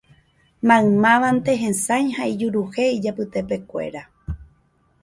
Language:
Guarani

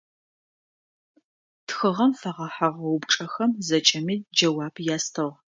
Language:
Adyghe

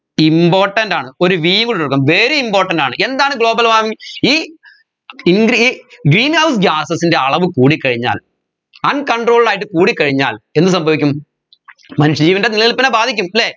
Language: Malayalam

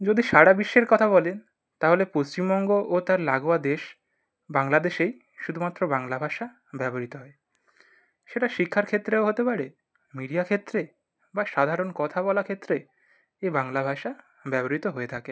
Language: Bangla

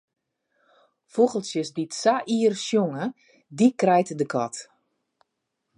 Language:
Western Frisian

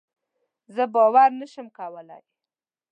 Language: Pashto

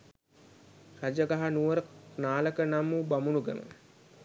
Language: Sinhala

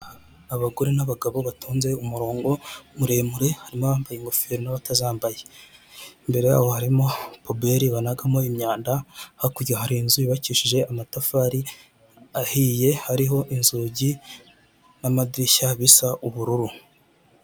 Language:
Kinyarwanda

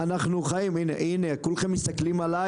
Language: Hebrew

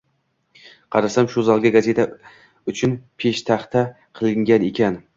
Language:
Uzbek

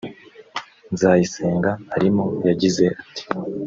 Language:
Kinyarwanda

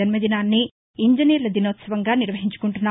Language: Telugu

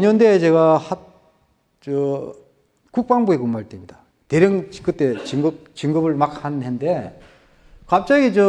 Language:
Korean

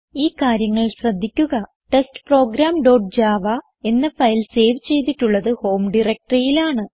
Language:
Malayalam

